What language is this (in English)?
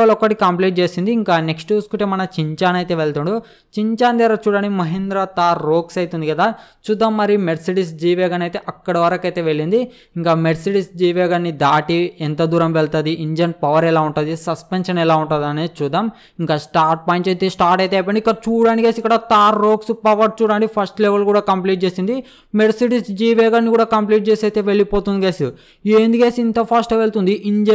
Telugu